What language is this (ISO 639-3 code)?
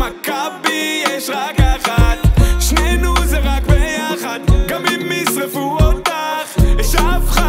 ara